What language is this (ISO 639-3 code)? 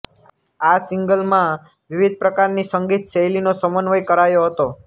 guj